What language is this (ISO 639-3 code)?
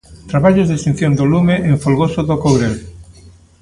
glg